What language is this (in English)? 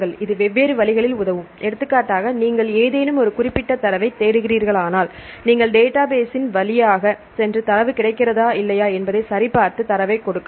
Tamil